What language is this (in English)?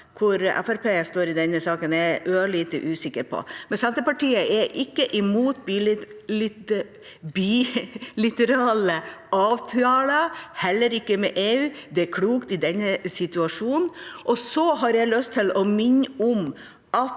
Norwegian